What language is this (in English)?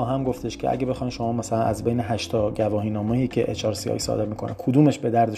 Persian